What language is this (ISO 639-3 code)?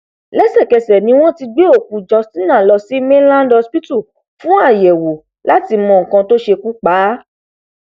yor